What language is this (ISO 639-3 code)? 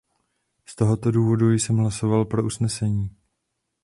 ces